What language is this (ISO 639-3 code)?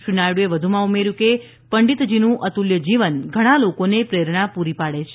guj